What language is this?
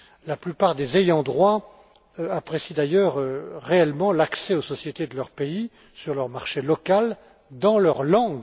French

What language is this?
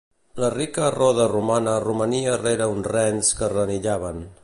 Catalan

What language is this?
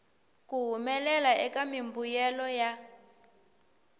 Tsonga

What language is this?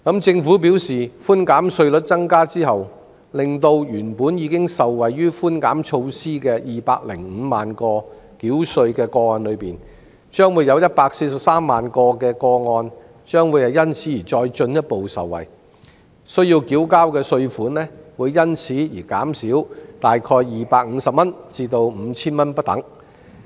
Cantonese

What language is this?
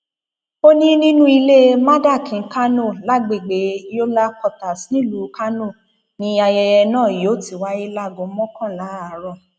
Yoruba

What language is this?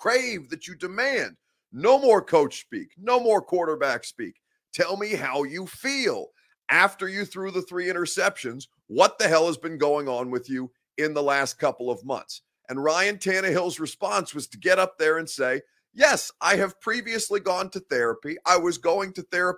English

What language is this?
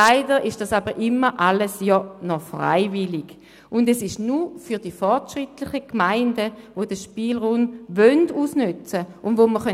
Swiss German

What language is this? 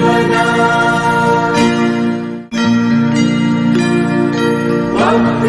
Hindi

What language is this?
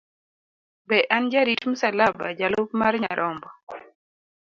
Luo (Kenya and Tanzania)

